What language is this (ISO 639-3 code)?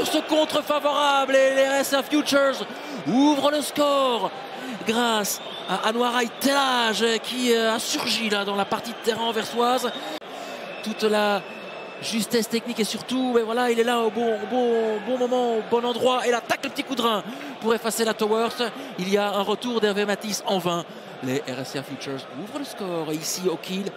fra